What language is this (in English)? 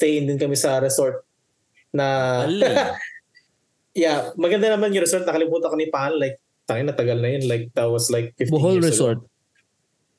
Filipino